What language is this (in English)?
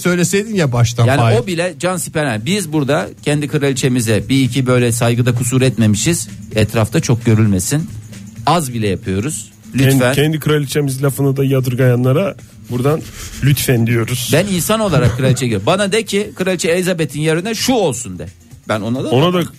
Turkish